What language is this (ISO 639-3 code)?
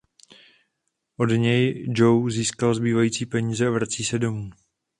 ces